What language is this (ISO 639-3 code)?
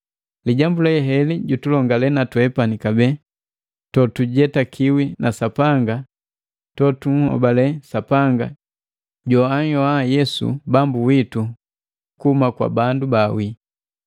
mgv